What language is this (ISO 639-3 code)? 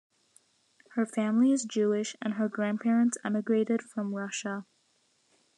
eng